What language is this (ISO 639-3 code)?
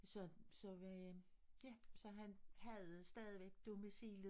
dan